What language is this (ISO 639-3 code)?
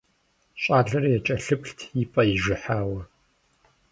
kbd